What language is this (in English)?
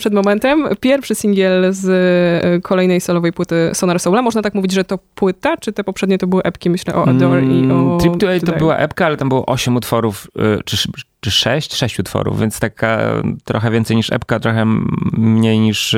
Polish